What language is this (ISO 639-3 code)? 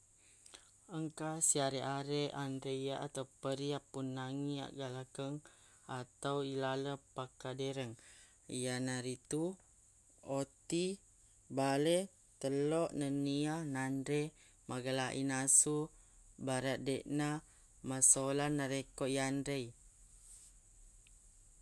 bug